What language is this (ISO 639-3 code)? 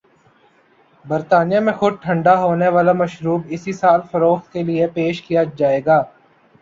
urd